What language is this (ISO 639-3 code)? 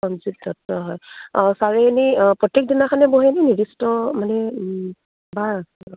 asm